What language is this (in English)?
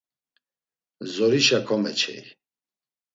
Laz